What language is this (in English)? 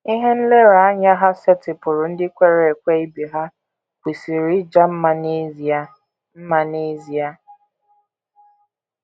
Igbo